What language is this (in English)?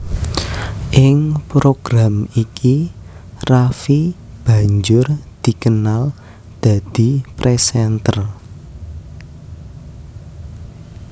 Javanese